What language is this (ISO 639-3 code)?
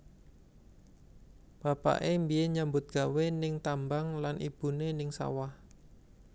jav